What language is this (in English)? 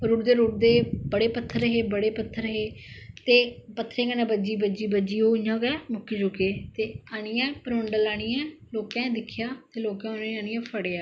Dogri